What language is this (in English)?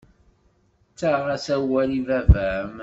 Kabyle